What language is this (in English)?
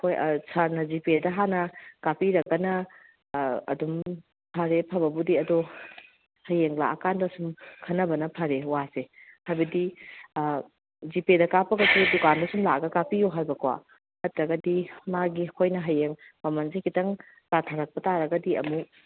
Manipuri